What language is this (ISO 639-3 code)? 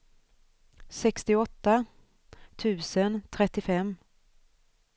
swe